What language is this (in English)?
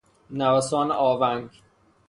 Persian